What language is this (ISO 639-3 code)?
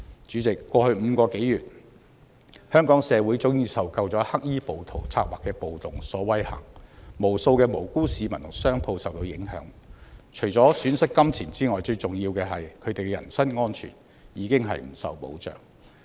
yue